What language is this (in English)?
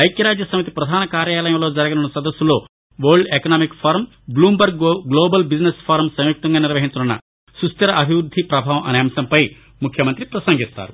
Telugu